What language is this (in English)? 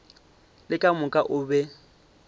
Northern Sotho